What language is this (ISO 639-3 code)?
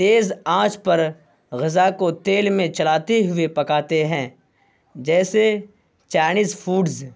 urd